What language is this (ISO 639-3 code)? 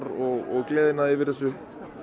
isl